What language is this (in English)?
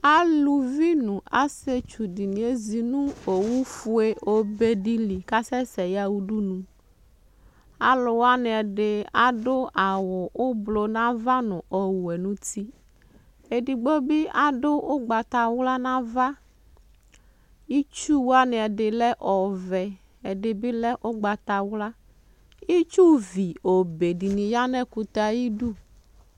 Ikposo